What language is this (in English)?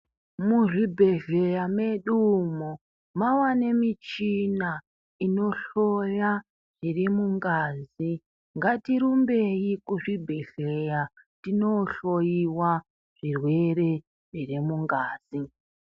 Ndau